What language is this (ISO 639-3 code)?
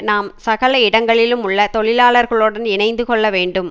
tam